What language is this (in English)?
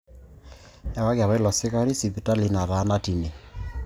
Masai